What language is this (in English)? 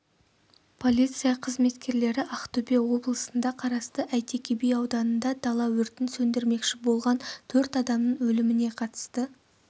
Kazakh